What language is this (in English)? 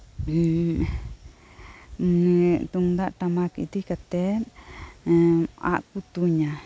Santali